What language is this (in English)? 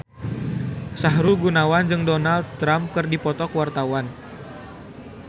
Sundanese